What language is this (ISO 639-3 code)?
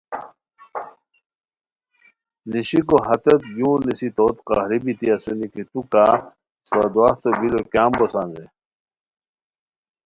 khw